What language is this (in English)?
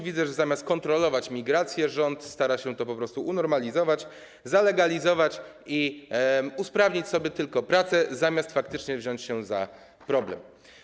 Polish